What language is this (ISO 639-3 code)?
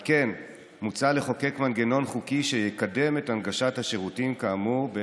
heb